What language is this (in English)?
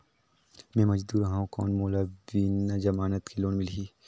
Chhattisgarhi